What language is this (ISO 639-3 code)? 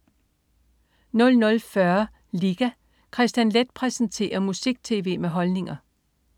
dan